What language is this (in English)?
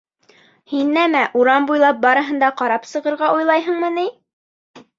Bashkir